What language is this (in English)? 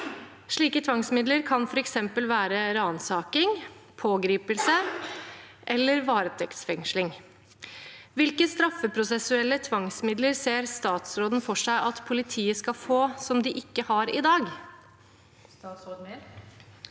Norwegian